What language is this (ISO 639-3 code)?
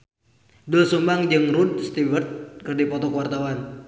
sun